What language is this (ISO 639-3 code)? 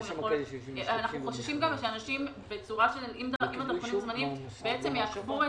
heb